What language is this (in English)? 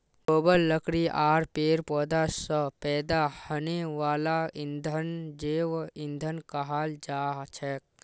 Magahi